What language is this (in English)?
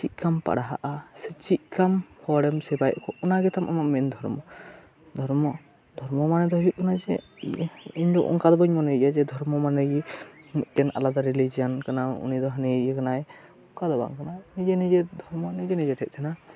Santali